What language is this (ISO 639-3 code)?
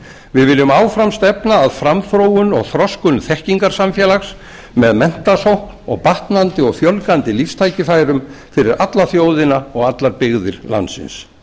isl